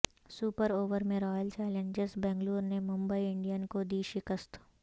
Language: Urdu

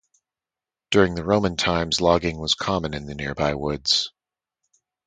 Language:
English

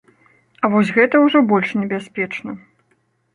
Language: Belarusian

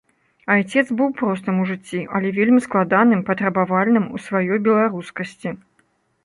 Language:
Belarusian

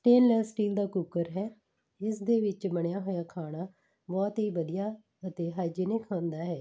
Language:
Punjabi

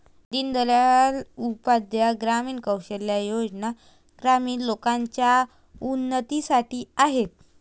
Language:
Marathi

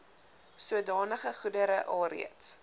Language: Afrikaans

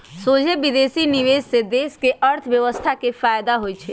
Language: Magahi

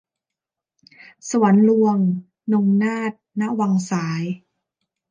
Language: Thai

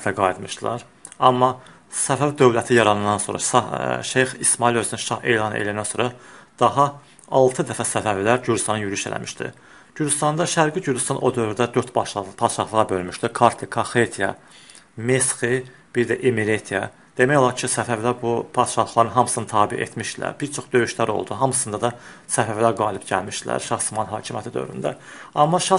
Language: Turkish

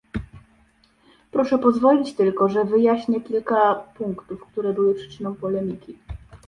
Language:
Polish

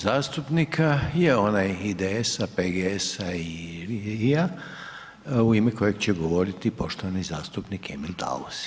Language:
Croatian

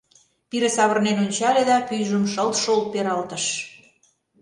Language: Mari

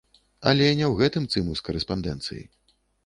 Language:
Belarusian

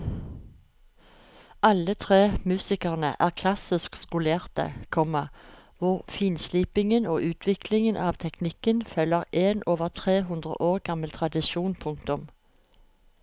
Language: Norwegian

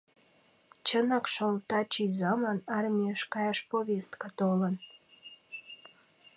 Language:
Mari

